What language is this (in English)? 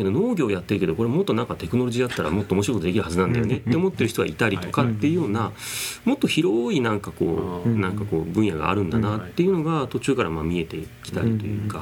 Japanese